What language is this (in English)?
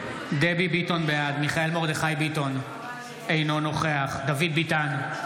Hebrew